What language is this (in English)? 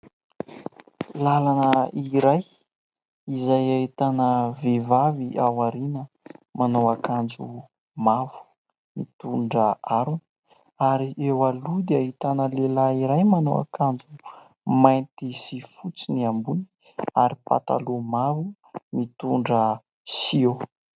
Malagasy